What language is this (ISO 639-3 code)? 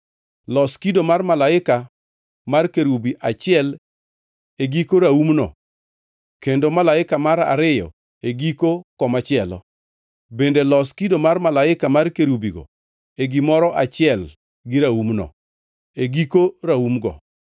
luo